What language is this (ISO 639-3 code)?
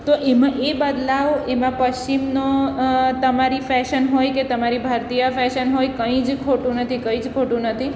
guj